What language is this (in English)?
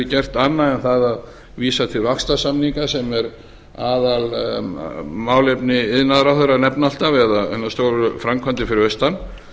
Icelandic